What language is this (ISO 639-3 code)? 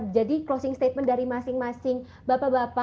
ind